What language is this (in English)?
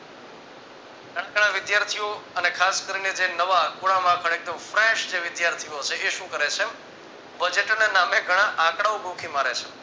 Gujarati